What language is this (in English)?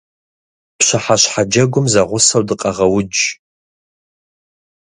Kabardian